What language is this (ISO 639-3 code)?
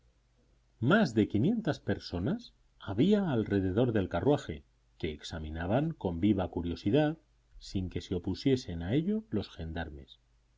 spa